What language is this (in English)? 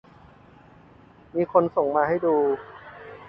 Thai